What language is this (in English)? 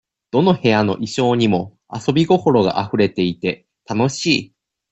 Japanese